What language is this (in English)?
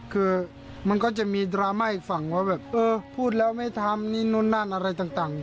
Thai